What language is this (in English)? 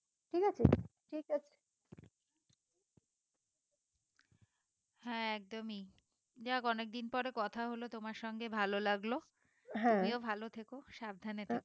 Bangla